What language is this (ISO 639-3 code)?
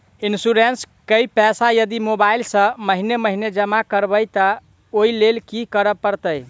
mai